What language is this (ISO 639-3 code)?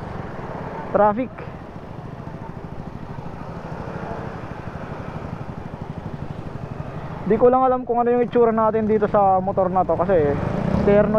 fil